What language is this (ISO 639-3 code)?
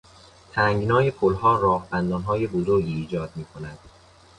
fas